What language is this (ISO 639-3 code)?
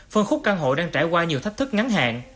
vie